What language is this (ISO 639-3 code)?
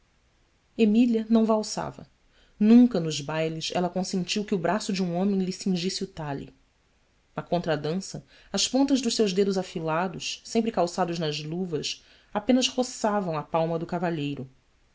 por